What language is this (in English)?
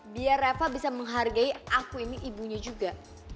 Indonesian